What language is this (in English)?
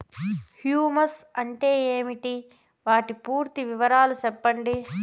Telugu